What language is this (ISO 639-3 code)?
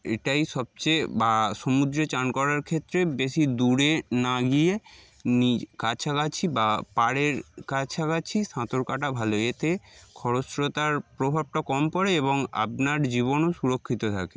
ben